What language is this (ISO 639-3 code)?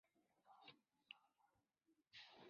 zho